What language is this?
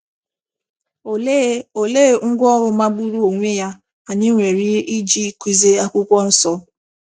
Igbo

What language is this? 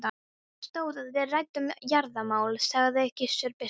Icelandic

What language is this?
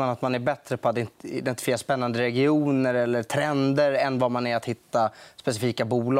Swedish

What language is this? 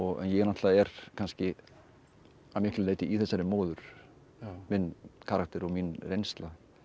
Icelandic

